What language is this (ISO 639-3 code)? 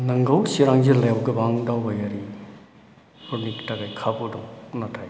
brx